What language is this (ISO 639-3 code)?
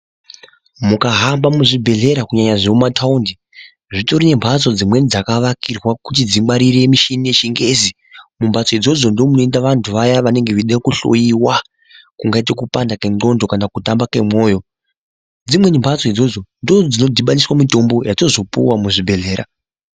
ndc